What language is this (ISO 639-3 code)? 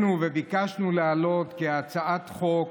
heb